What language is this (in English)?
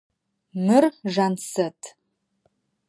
Adyghe